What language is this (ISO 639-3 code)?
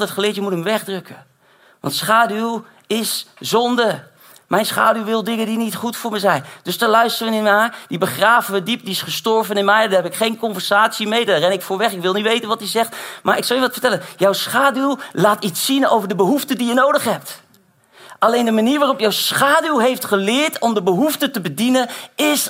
nld